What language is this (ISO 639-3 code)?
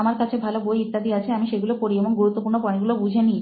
ben